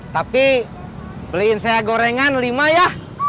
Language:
Indonesian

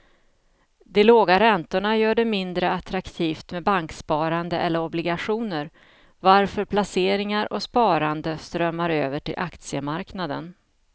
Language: Swedish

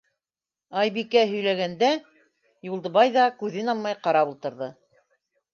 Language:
Bashkir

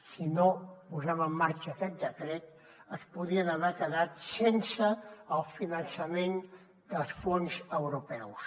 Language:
Catalan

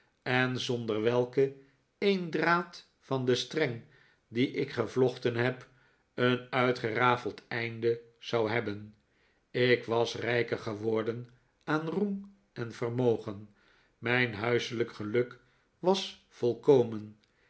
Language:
Dutch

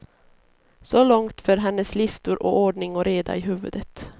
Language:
Swedish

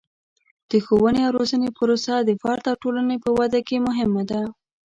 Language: Pashto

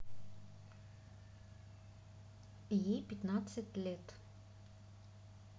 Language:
Russian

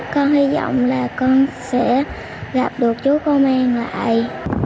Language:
Vietnamese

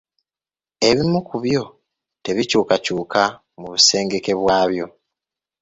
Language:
Ganda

